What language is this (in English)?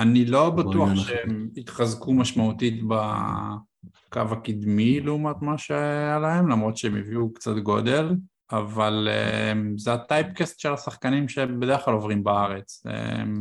Hebrew